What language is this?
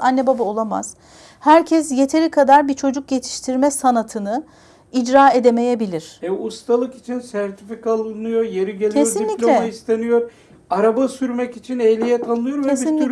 Turkish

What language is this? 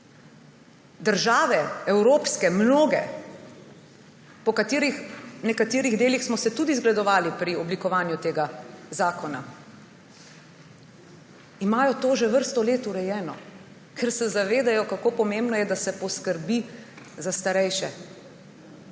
Slovenian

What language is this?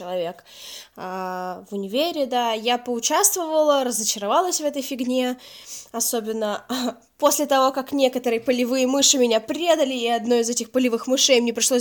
Russian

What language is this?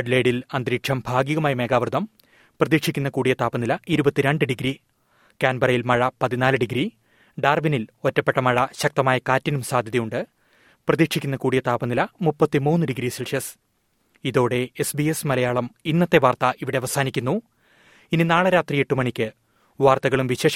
Malayalam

